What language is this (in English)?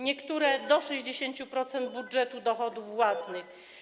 Polish